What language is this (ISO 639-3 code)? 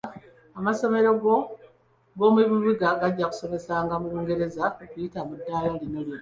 lug